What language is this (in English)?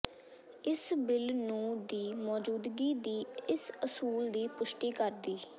Punjabi